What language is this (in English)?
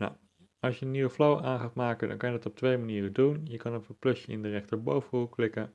Dutch